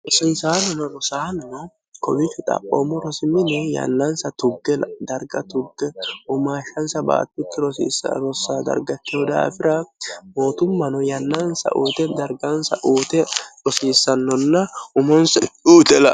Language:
Sidamo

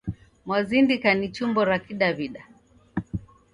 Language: Taita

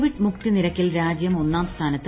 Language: Malayalam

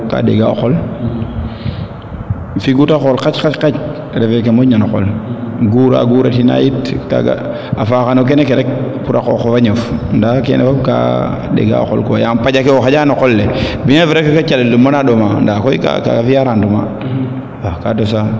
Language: Serer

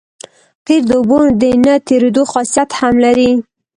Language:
Pashto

